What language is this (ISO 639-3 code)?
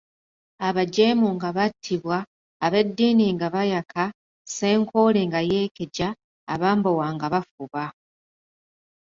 lug